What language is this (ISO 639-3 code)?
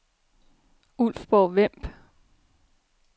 dan